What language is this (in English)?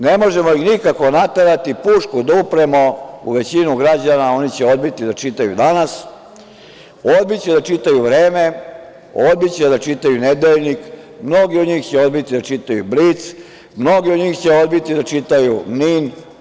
Serbian